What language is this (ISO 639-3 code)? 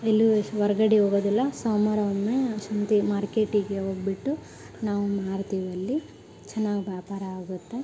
kan